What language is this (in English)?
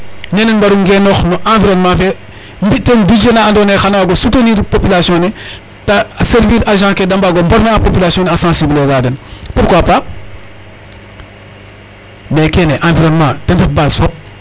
Serer